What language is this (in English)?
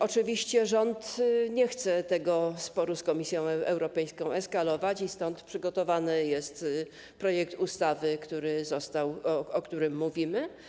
Polish